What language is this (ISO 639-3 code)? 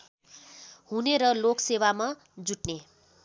nep